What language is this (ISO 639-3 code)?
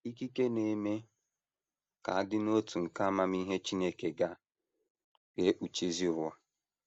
ibo